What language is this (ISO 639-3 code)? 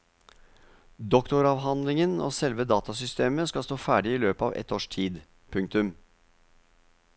nor